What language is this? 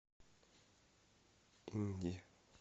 Russian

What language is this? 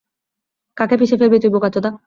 Bangla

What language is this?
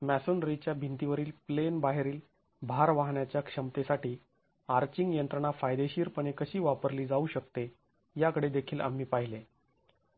Marathi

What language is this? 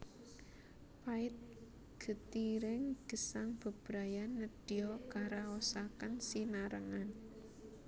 Javanese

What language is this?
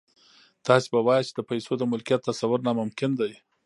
Pashto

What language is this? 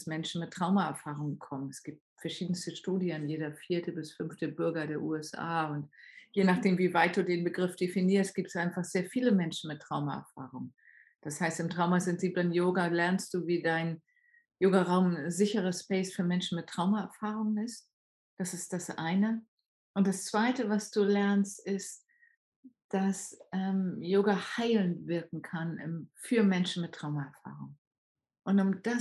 German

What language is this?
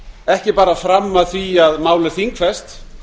Icelandic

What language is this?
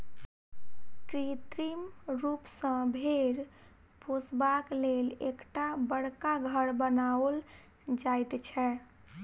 Maithili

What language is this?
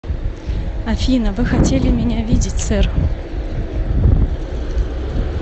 Russian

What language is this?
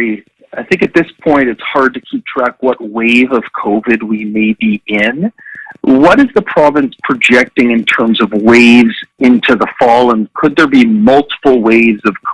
English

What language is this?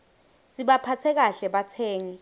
Swati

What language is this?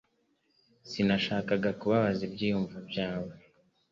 Kinyarwanda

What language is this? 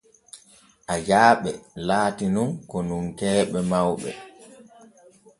Borgu Fulfulde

